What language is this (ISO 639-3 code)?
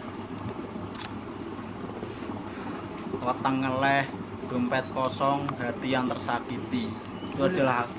ind